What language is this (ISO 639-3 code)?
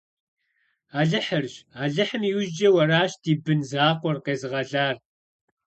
kbd